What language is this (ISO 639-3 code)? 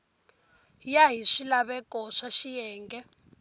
tso